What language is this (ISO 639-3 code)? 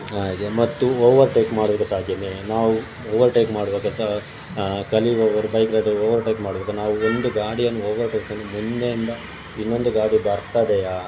kan